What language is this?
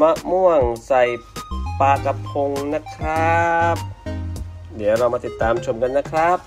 Thai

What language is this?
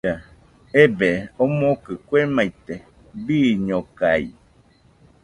Nüpode Huitoto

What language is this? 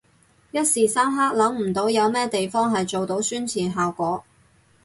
Cantonese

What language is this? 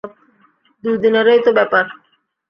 Bangla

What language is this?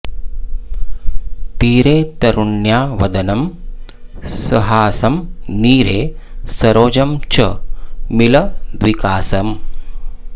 Sanskrit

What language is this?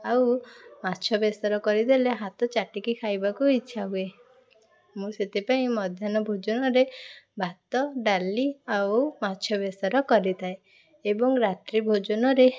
Odia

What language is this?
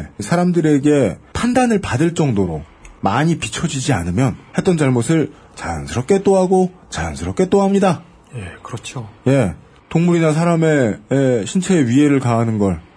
Korean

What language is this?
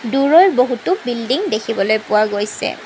Assamese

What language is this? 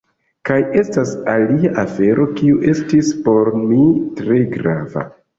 Esperanto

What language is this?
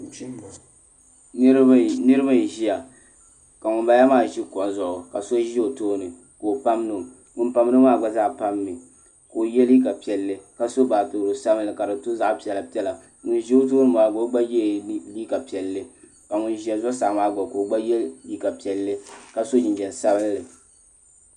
Dagbani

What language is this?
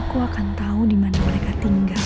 Indonesian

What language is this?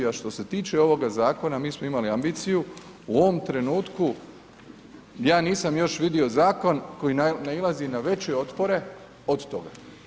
Croatian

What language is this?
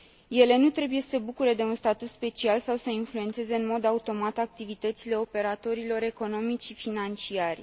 Romanian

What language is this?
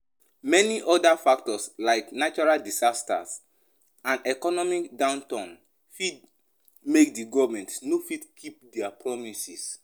Nigerian Pidgin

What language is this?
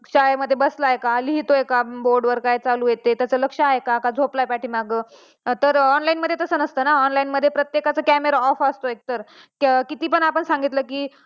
Marathi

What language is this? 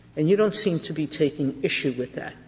English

